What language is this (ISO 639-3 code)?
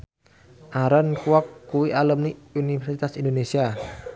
jav